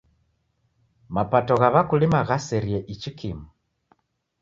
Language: Taita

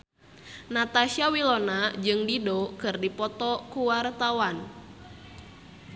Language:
Sundanese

